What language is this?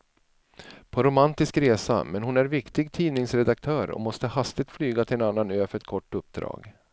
Swedish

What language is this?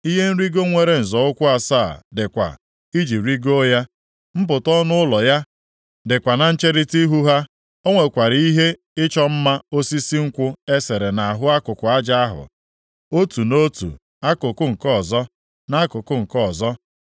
Igbo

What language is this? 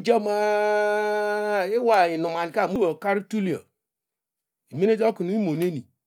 Degema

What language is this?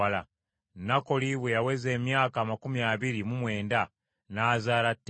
Ganda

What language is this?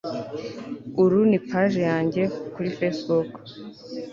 Kinyarwanda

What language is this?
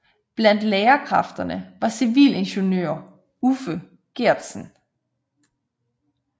Danish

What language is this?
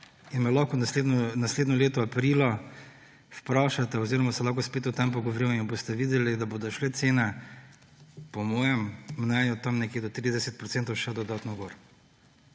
Slovenian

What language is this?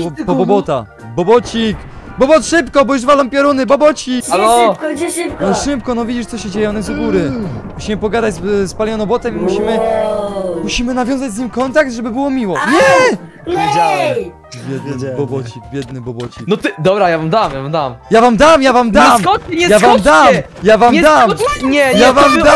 Polish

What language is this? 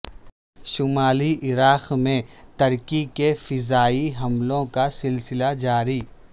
Urdu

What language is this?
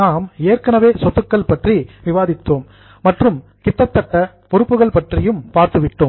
Tamil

